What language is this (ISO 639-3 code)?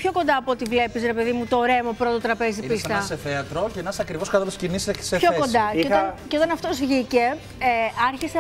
ell